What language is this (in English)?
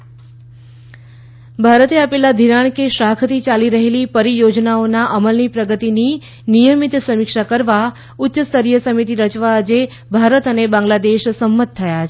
Gujarati